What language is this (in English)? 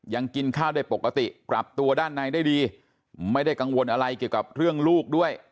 Thai